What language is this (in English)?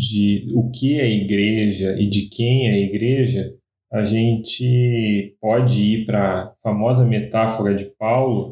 Portuguese